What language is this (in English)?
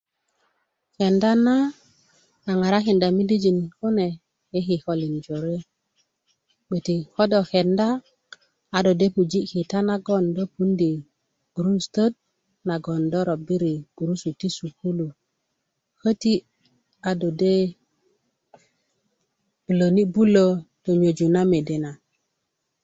Kuku